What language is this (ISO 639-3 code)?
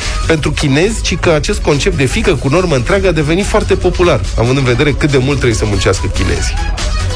ron